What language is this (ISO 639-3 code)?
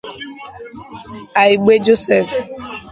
ibo